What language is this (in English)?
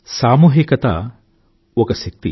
Telugu